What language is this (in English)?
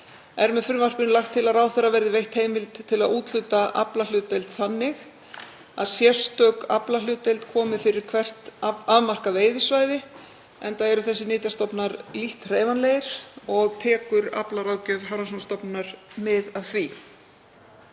Icelandic